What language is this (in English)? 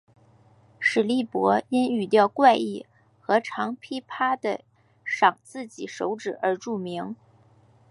Chinese